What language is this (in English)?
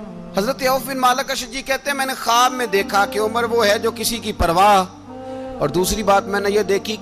Urdu